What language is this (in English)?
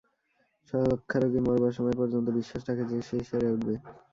Bangla